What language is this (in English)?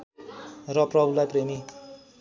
Nepali